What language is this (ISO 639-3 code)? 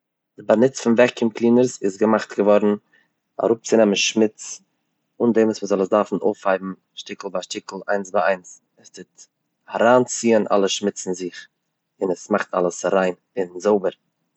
yid